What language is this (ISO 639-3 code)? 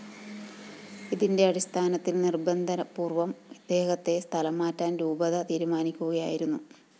mal